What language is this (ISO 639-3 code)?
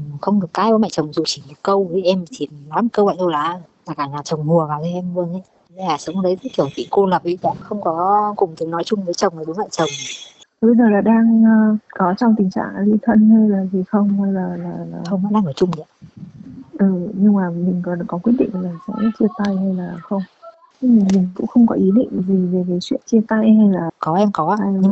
vie